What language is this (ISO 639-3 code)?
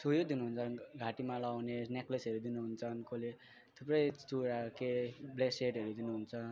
nep